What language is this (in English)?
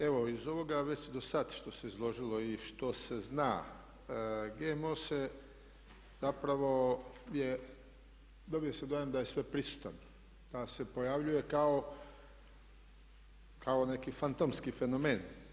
Croatian